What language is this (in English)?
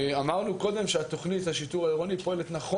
Hebrew